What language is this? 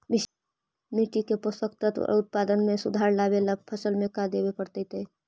Magahi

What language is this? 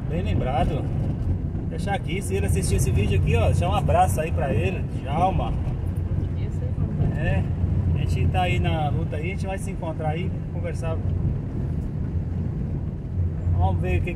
Portuguese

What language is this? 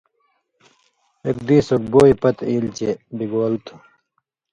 Indus Kohistani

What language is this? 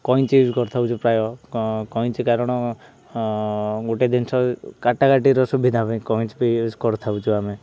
Odia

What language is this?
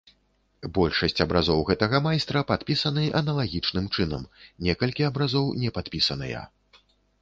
Belarusian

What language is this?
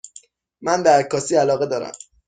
Persian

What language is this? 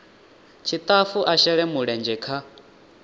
Venda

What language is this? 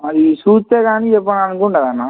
Telugu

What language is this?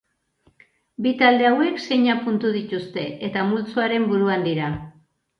Basque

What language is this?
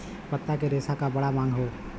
Bhojpuri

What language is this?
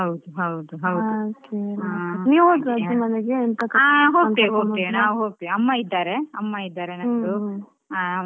Kannada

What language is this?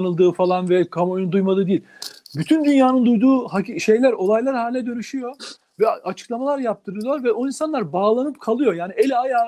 Turkish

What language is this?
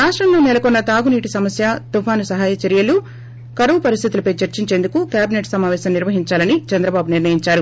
Telugu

